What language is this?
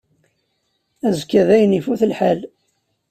Kabyle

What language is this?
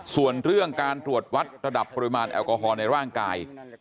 Thai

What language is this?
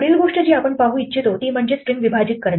Marathi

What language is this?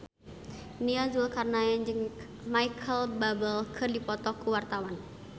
Sundanese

